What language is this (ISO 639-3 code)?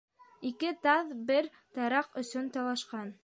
bak